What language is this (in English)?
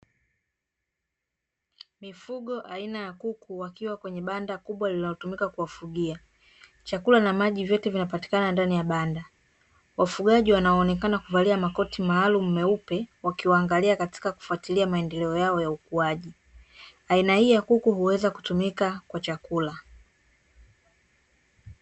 Swahili